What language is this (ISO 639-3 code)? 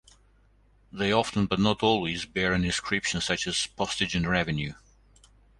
eng